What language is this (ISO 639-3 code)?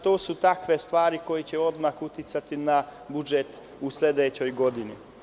srp